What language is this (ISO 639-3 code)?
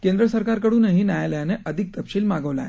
mar